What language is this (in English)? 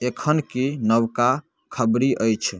Maithili